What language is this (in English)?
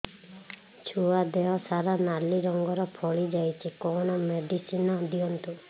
Odia